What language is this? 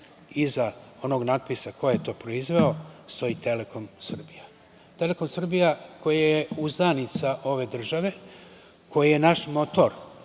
Serbian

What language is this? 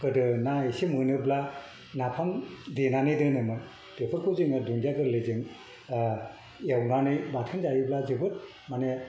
Bodo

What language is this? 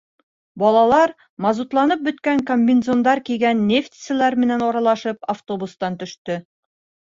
Bashkir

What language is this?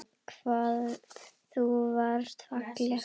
Icelandic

